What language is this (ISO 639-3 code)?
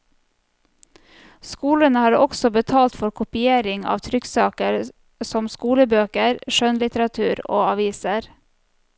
nor